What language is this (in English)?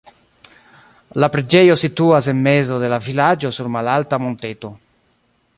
Esperanto